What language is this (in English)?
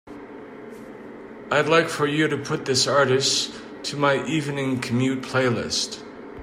English